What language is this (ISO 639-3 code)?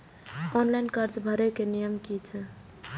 mai